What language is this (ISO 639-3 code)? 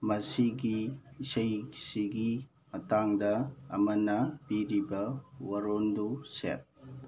mni